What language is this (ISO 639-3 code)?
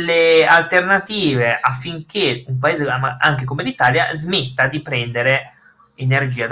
ita